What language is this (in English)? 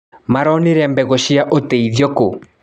Kikuyu